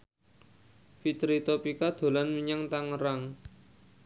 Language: Javanese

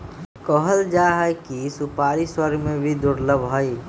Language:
Magahi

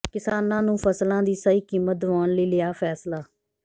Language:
Punjabi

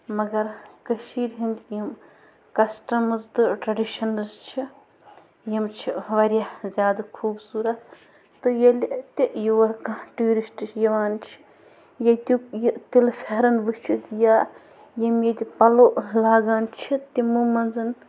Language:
Kashmiri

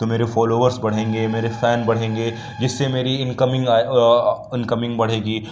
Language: Urdu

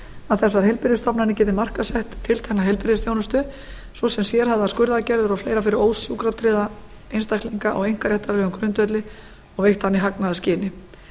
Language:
Icelandic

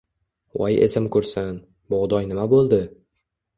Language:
Uzbek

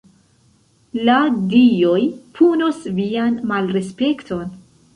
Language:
Esperanto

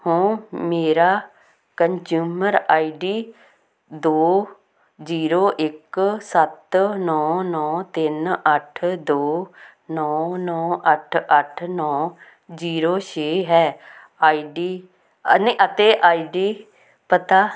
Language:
Punjabi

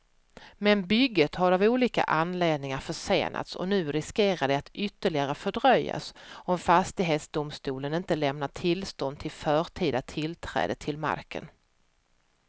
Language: Swedish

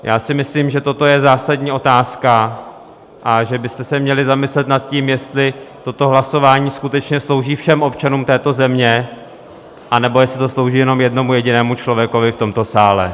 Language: Czech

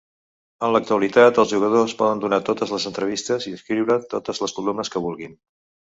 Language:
Catalan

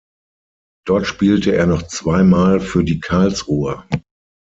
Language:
German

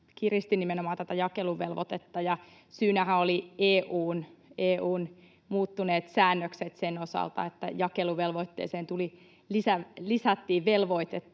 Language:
Finnish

